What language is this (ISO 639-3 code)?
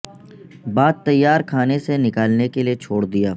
urd